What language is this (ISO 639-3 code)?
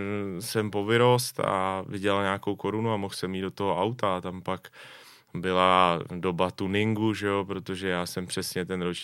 ces